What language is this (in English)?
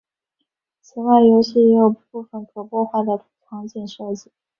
Chinese